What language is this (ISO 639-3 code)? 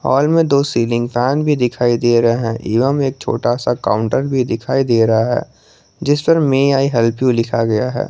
hin